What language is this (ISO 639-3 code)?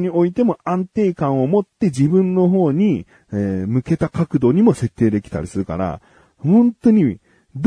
jpn